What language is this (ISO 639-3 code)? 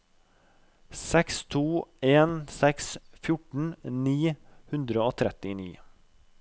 nor